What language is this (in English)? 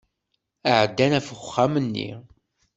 Kabyle